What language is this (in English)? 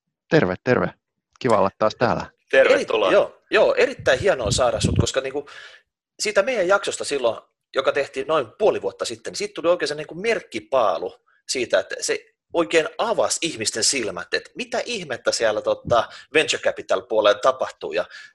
Finnish